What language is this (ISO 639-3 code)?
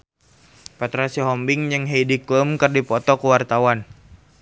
sun